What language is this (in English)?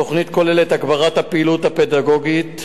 Hebrew